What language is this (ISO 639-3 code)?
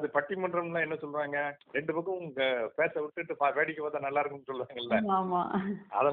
tam